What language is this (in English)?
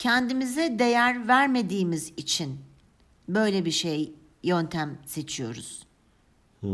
Turkish